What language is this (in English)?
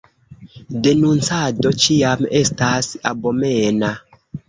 Esperanto